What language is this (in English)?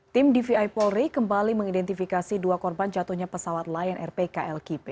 Indonesian